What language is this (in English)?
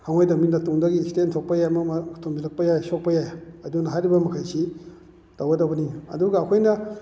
Manipuri